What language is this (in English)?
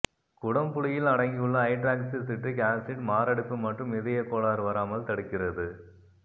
Tamil